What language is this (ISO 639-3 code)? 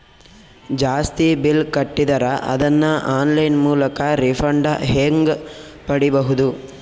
kan